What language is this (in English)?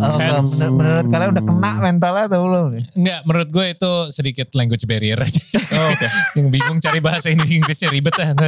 Indonesian